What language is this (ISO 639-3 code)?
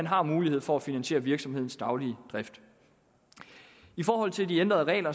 dan